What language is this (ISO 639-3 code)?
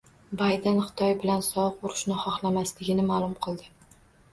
uzb